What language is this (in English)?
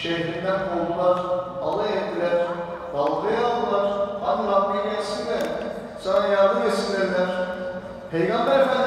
Turkish